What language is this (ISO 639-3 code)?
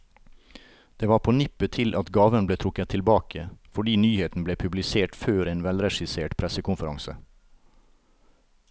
nor